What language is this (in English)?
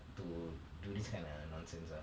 English